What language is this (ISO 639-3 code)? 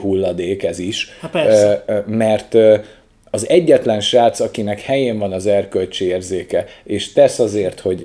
hun